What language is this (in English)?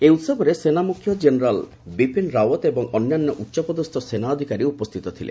Odia